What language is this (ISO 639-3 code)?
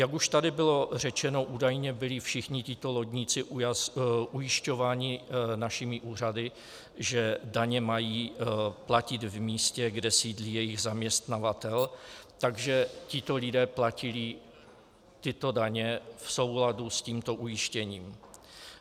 ces